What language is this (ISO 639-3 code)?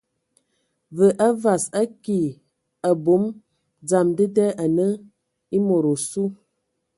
ewo